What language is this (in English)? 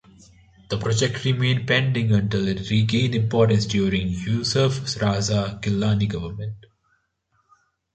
English